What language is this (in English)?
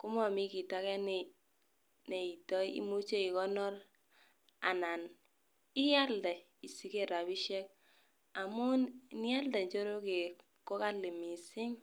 Kalenjin